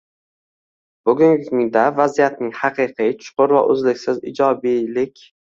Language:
Uzbek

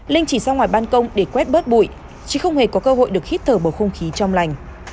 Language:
Vietnamese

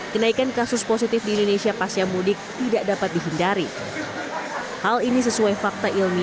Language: Indonesian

